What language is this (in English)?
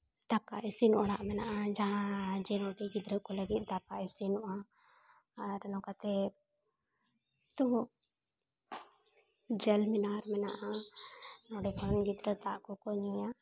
Santali